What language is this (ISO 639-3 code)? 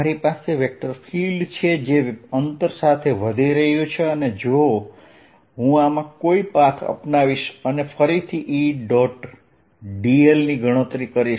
guj